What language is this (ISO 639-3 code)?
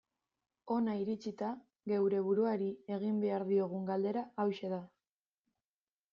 eus